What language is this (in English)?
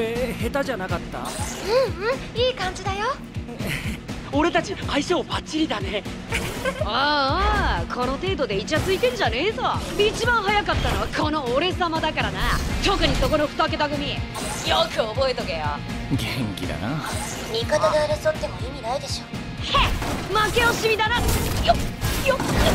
Japanese